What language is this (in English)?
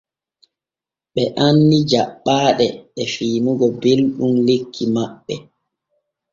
Borgu Fulfulde